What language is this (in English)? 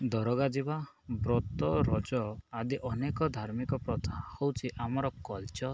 Odia